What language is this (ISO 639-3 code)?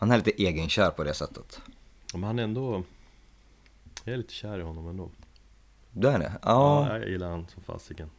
swe